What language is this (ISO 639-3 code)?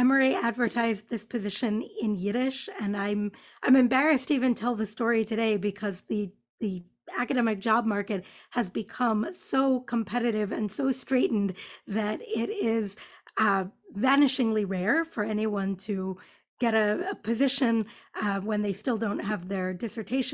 eng